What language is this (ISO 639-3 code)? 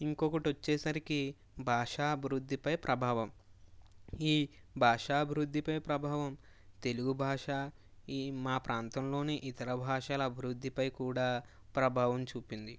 tel